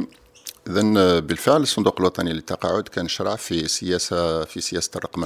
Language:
Arabic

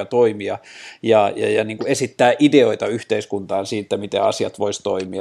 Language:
Finnish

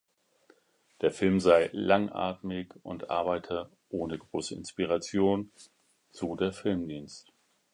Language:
German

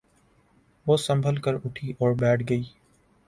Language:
Urdu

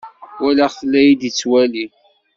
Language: Kabyle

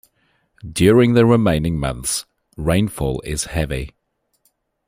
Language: English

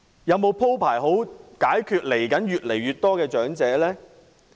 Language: Cantonese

